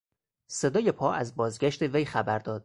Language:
Persian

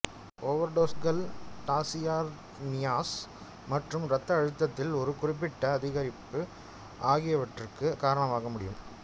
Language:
Tamil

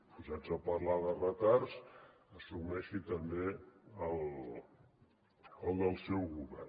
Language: Catalan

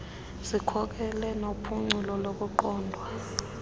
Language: Xhosa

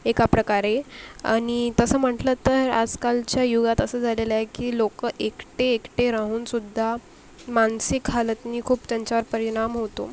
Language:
Marathi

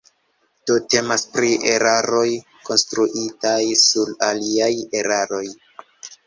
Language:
Esperanto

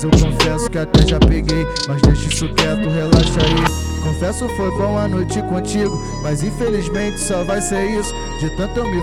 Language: Portuguese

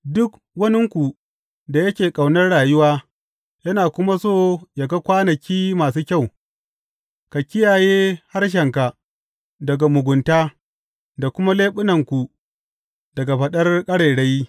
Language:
Hausa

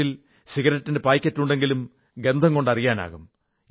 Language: Malayalam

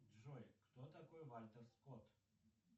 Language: Russian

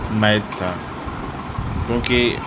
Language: Urdu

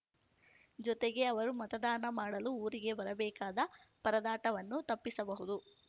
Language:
Kannada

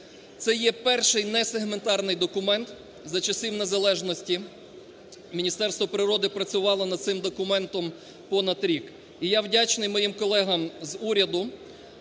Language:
Ukrainian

